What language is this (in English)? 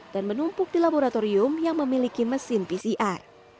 Indonesian